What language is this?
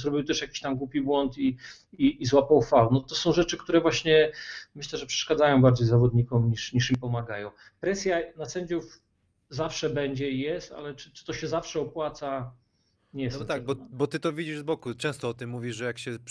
Polish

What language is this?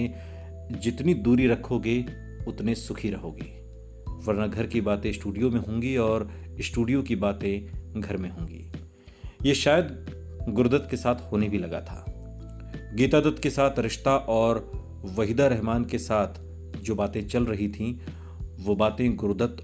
Hindi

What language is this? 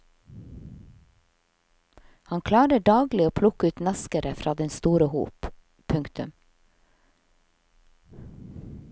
Norwegian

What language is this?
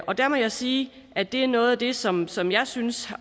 Danish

